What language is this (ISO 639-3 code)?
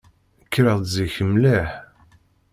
kab